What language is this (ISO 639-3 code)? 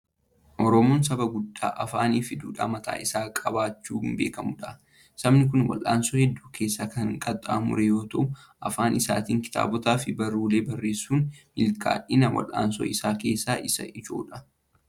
orm